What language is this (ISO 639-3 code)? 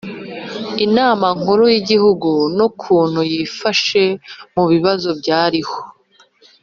kin